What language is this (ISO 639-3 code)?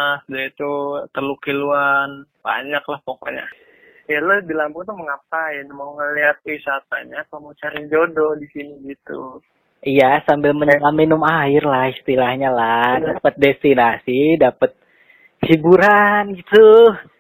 ind